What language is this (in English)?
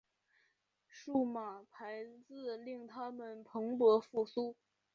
Chinese